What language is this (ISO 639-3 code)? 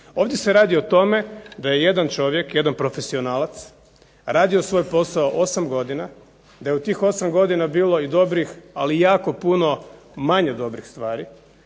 hrv